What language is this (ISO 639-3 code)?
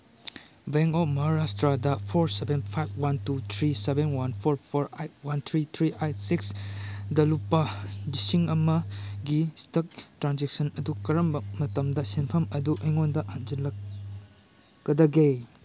mni